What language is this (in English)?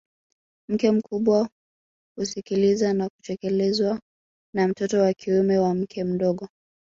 Swahili